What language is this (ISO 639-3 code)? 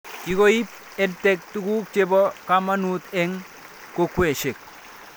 kln